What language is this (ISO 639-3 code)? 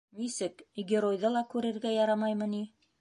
bak